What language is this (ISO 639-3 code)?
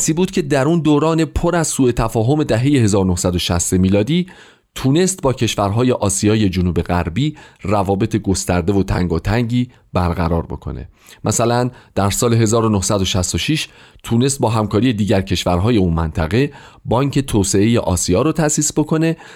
fas